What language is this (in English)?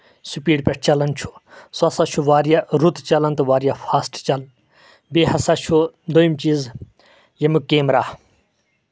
Kashmiri